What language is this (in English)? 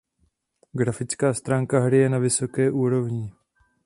Czech